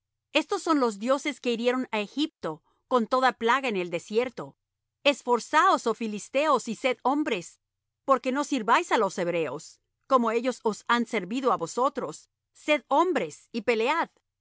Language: Spanish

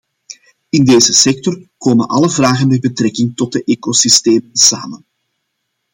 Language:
Dutch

